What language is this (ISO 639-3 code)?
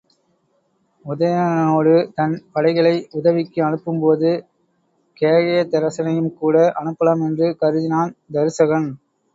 tam